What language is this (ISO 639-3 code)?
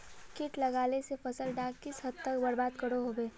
mag